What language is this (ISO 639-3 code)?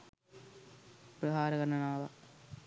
sin